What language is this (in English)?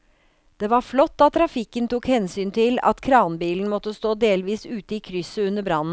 Norwegian